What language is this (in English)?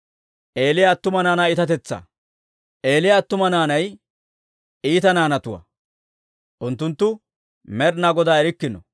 Dawro